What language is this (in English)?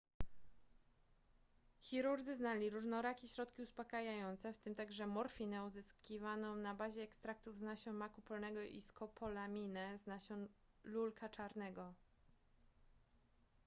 Polish